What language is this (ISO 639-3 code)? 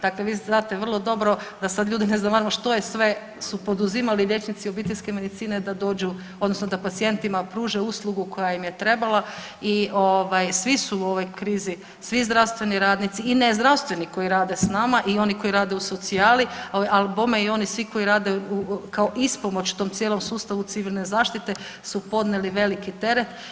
hrv